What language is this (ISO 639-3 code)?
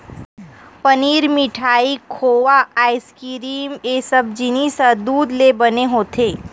hne